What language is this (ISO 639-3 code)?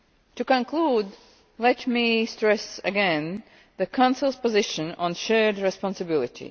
eng